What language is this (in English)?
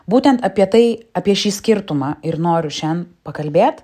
Lithuanian